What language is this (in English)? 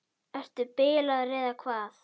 Icelandic